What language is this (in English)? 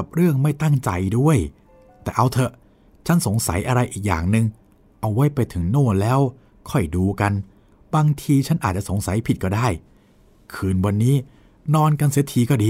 Thai